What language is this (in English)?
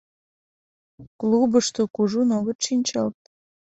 Mari